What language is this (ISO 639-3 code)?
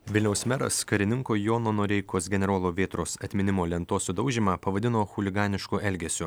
lit